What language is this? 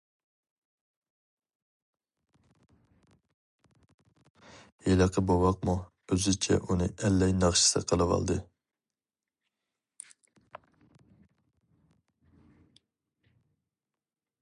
Uyghur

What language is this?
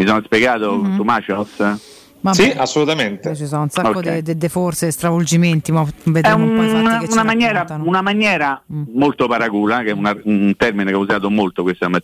Italian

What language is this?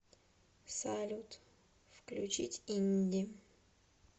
Russian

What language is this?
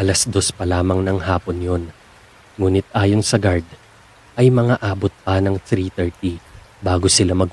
Filipino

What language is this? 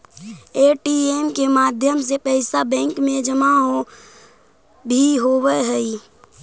Magahi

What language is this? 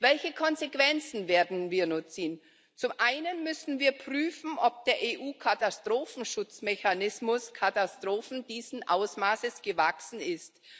German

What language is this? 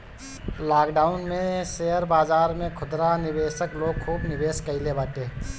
Bhojpuri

